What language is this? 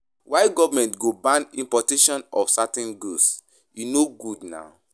Nigerian Pidgin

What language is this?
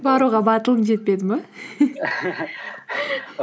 Kazakh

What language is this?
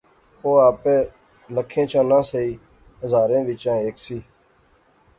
Pahari-Potwari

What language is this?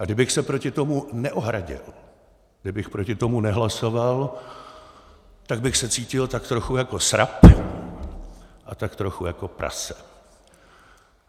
Czech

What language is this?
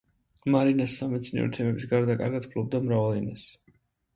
Georgian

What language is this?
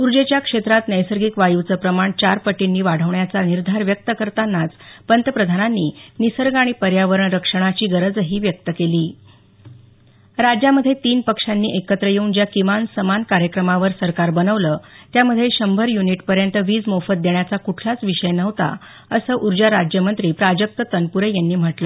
Marathi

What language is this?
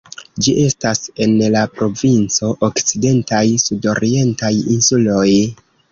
Esperanto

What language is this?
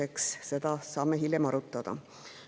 Estonian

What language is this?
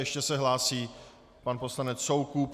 Czech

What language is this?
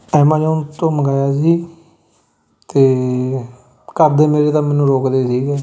Punjabi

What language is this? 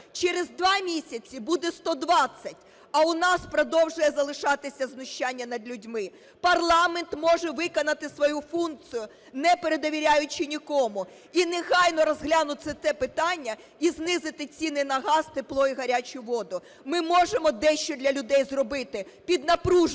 Ukrainian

